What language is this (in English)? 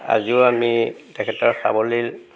Assamese